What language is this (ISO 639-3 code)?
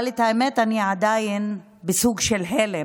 heb